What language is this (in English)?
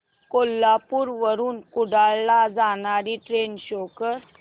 Marathi